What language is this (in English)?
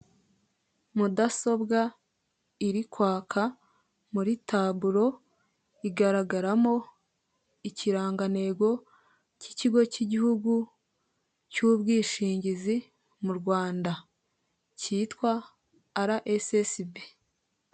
Kinyarwanda